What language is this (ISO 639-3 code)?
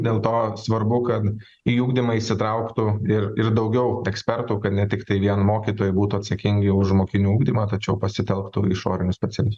lit